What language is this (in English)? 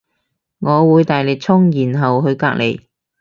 Cantonese